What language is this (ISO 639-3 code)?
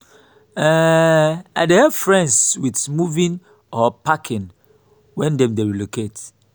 pcm